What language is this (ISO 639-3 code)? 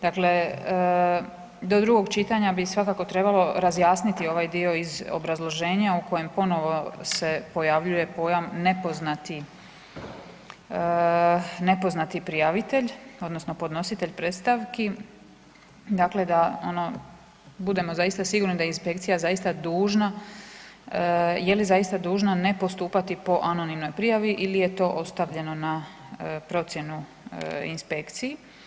hrv